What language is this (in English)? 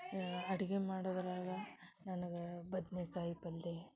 Kannada